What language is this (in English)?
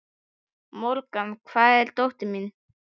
Icelandic